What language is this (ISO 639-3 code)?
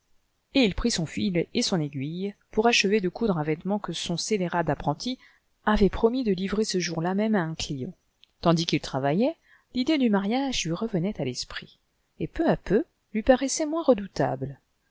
fra